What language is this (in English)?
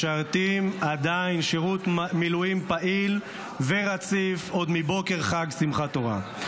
Hebrew